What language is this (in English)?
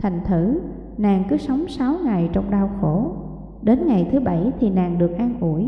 Vietnamese